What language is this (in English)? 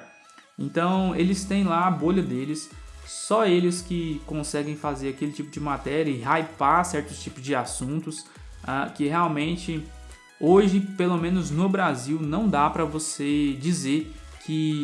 Portuguese